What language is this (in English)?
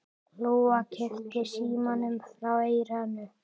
Icelandic